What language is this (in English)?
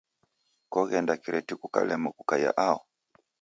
Taita